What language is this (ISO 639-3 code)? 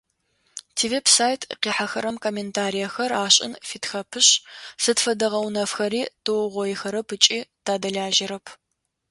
ady